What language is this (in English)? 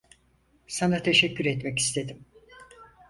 Turkish